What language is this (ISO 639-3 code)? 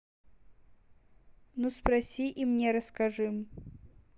rus